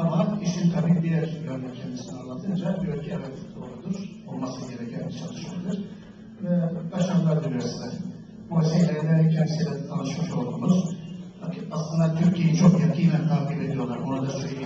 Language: Turkish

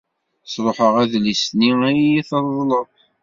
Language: Kabyle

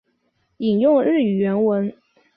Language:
Chinese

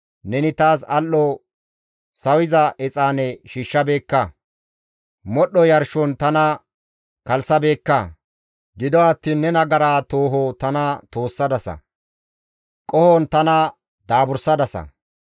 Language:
Gamo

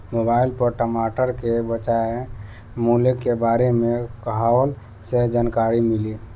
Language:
Bhojpuri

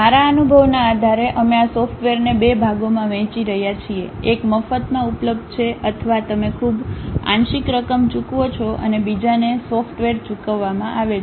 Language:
Gujarati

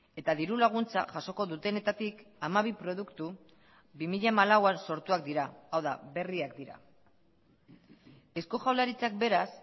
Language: Basque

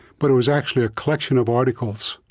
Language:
English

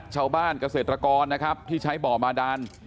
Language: Thai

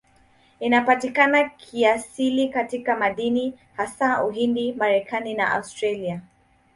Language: Swahili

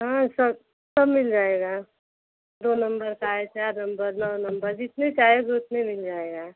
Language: Hindi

